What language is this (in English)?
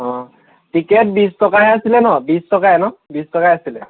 Assamese